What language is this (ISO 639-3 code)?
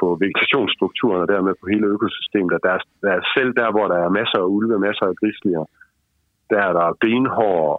dan